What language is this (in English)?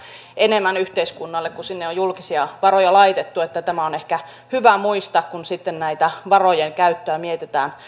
Finnish